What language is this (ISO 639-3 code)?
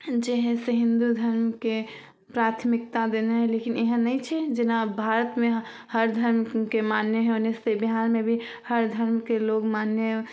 mai